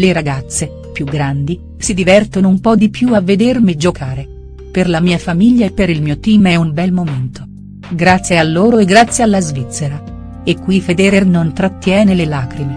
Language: Italian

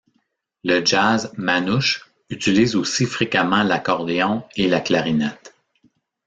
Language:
French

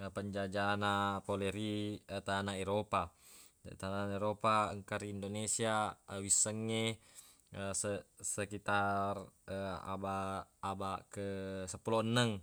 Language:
Buginese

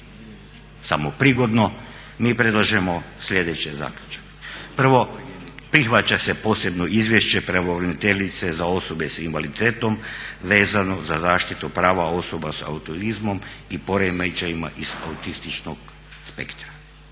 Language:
Croatian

